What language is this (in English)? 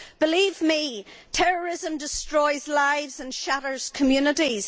English